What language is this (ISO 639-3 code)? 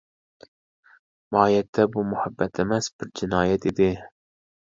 uig